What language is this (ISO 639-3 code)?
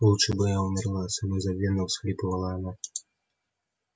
rus